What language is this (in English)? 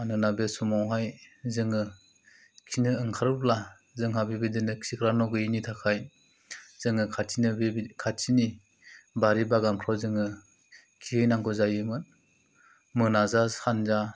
Bodo